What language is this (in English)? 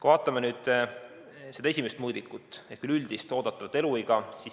Estonian